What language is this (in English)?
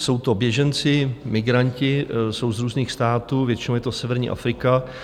Czech